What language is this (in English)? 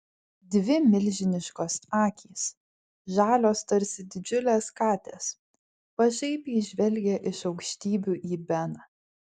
Lithuanian